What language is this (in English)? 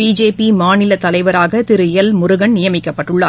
Tamil